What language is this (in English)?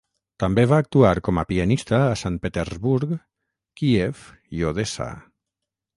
Catalan